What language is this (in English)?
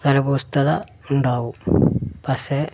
Malayalam